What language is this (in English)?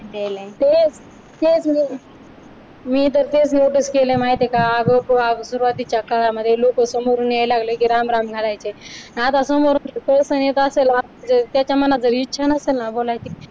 Marathi